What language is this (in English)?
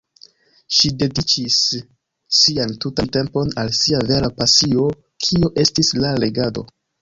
Esperanto